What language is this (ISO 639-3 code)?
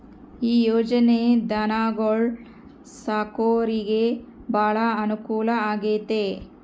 kan